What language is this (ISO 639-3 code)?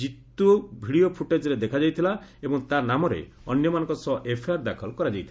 ori